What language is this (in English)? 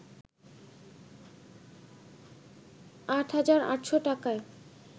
Bangla